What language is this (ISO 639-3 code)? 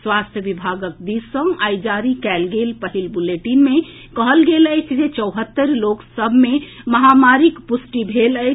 mai